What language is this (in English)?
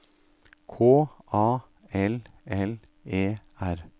Norwegian